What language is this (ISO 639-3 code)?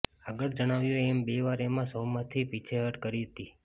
guj